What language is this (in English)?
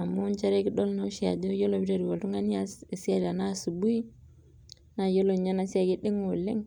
Masai